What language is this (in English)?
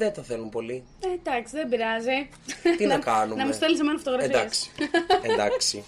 Greek